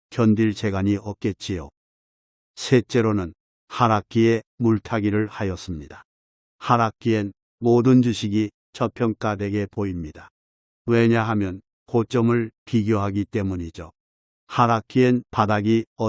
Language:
Korean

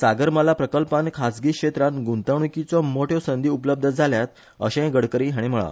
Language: Konkani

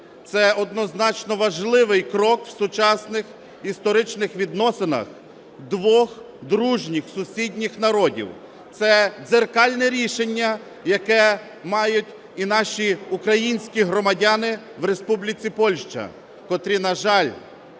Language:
Ukrainian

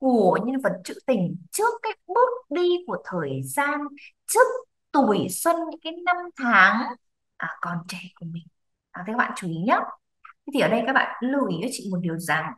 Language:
Vietnamese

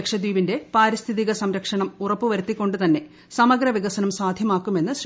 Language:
Malayalam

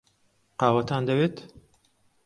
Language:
Central Kurdish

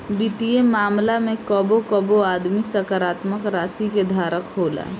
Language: Bhojpuri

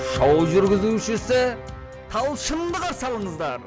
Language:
Kazakh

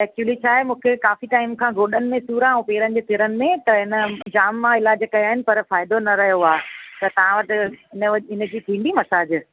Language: Sindhi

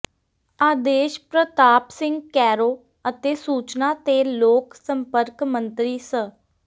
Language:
Punjabi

